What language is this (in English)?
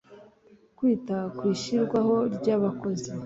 Kinyarwanda